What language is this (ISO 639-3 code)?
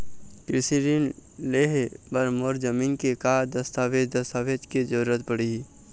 hne